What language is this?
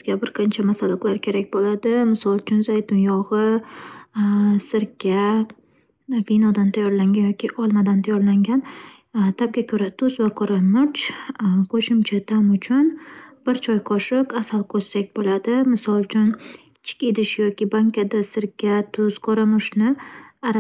Uzbek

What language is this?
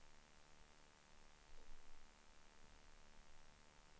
Swedish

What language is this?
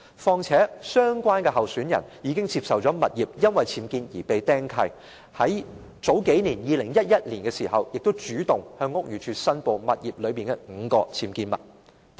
Cantonese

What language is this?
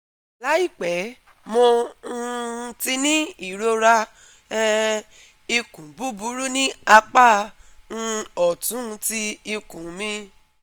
Yoruba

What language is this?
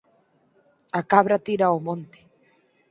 Galician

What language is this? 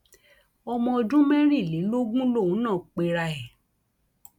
Yoruba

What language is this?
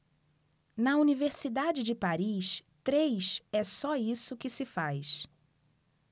Portuguese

